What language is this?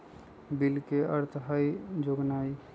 Magahi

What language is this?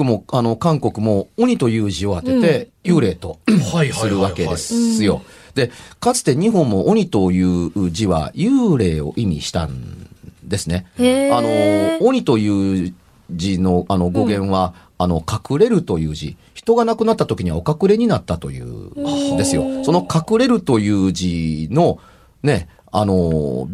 Japanese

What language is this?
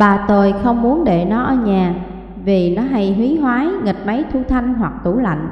Vietnamese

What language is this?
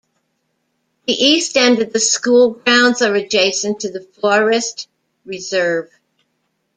English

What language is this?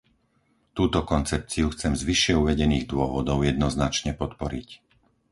Slovak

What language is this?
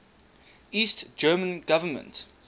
English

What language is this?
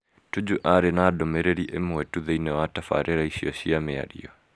Kikuyu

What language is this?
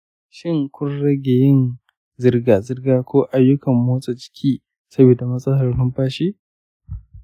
Hausa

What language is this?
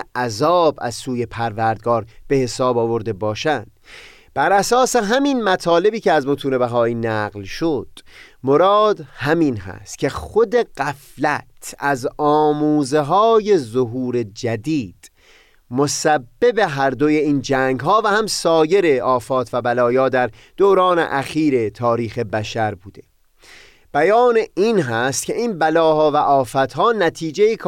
Persian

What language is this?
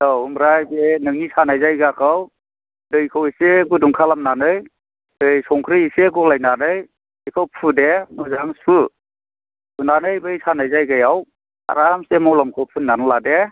Bodo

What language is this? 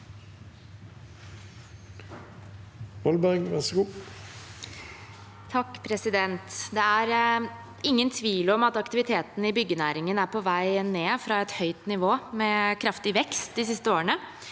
Norwegian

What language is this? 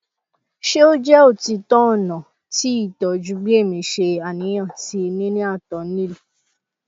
Yoruba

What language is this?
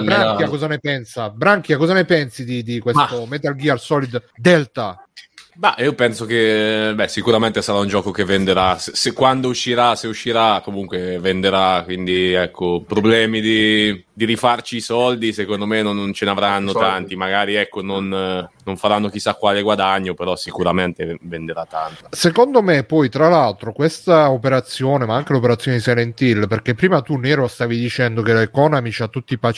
Italian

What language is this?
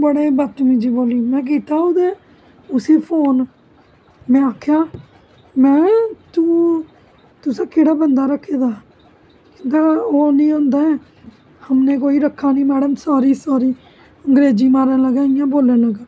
Dogri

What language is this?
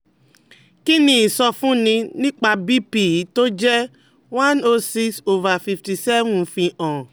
Yoruba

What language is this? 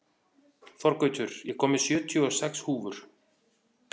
Icelandic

